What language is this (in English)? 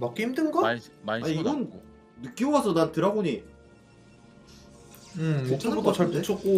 Korean